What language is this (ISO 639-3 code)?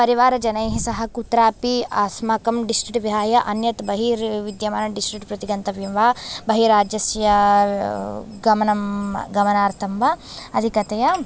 san